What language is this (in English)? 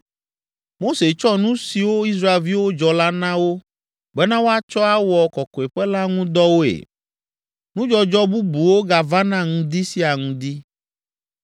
Ewe